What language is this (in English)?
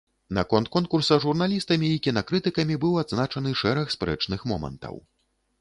Belarusian